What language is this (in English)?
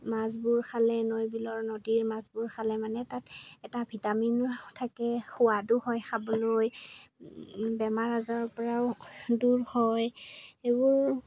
Assamese